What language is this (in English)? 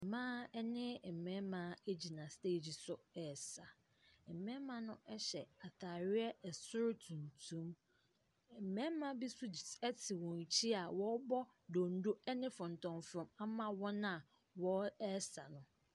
Akan